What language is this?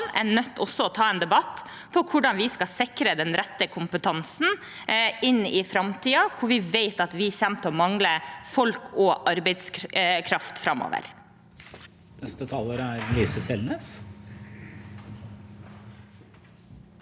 Norwegian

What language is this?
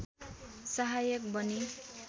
Nepali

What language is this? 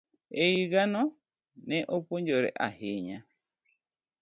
Luo (Kenya and Tanzania)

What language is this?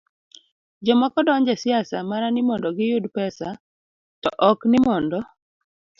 Luo (Kenya and Tanzania)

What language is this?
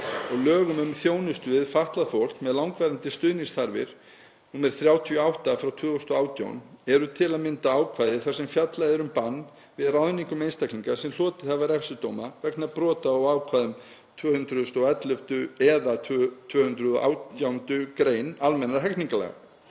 Icelandic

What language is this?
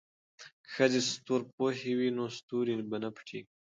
Pashto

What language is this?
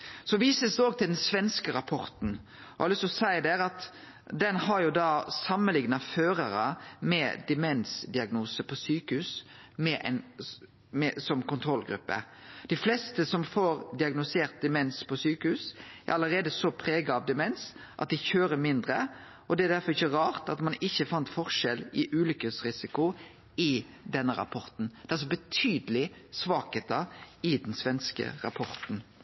Norwegian Nynorsk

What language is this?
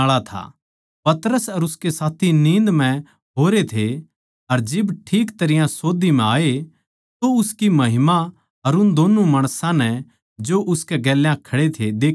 Haryanvi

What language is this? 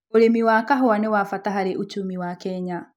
Kikuyu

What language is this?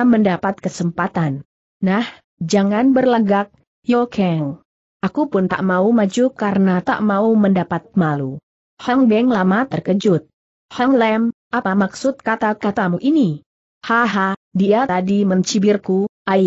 Indonesian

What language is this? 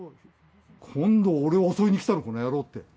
Japanese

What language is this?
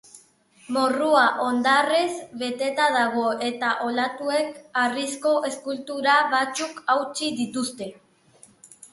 Basque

